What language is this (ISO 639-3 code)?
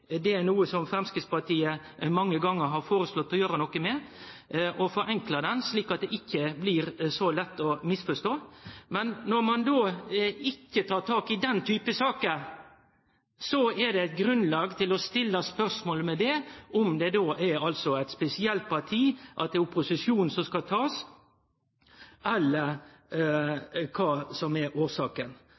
nno